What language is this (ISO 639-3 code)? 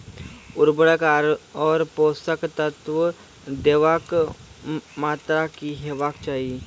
mai